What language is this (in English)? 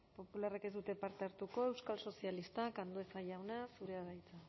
Basque